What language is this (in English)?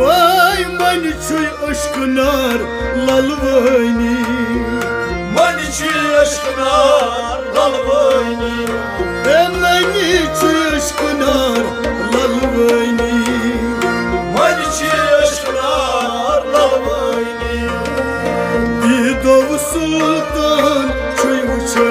Arabic